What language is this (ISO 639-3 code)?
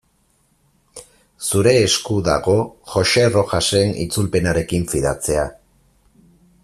eus